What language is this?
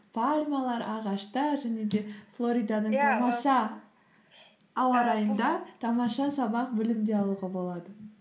Kazakh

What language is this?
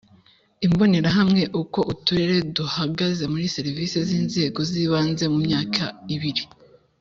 Kinyarwanda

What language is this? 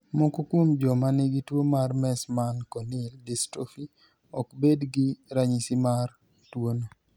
Luo (Kenya and Tanzania)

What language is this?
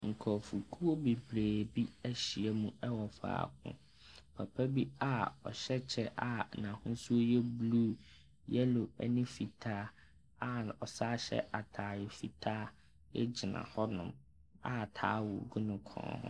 Akan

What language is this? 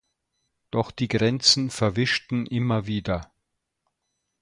German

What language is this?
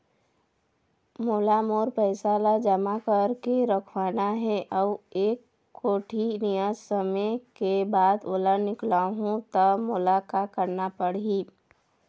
Chhattisgarhi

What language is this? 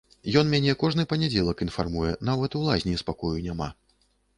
Belarusian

